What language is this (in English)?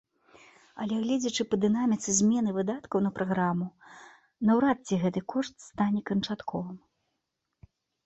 Belarusian